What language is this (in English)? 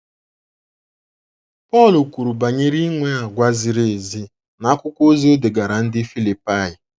Igbo